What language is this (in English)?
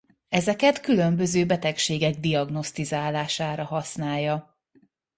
Hungarian